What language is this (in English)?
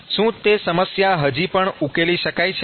Gujarati